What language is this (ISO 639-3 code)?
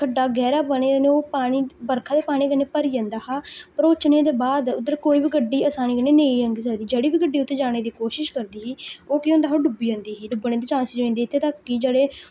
doi